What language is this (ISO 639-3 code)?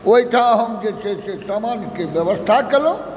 mai